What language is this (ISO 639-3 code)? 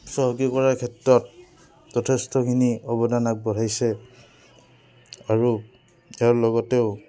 asm